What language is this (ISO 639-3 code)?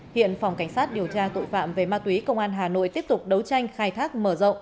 vie